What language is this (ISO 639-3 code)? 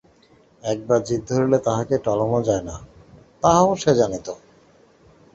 ben